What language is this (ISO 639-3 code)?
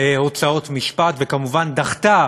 heb